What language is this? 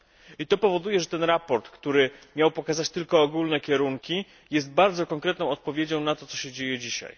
Polish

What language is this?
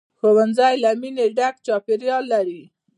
Pashto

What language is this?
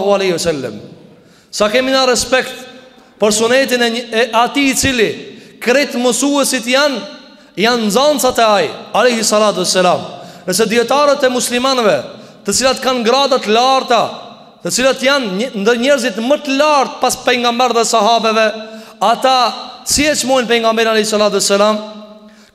Arabic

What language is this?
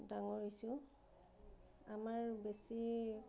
Assamese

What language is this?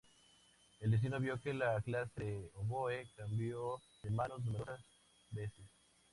Spanish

